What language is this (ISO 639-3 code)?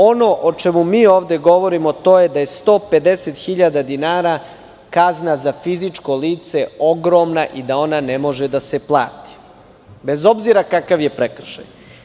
srp